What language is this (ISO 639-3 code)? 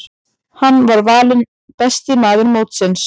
isl